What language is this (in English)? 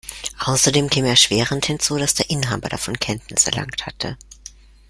German